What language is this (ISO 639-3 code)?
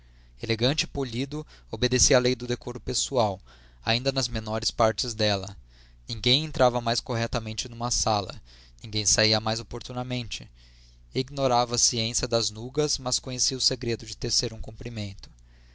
por